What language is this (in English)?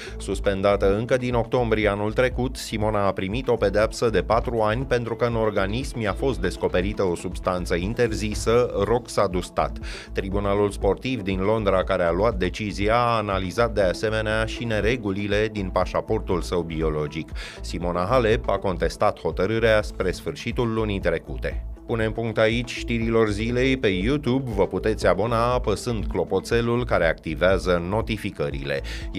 Romanian